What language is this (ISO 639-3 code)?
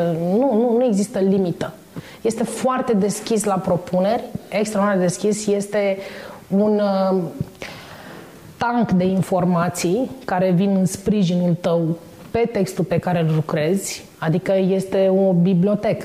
ron